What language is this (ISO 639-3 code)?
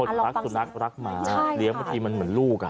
tha